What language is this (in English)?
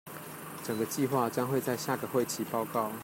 Chinese